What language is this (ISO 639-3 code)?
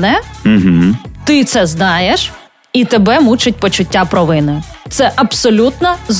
ukr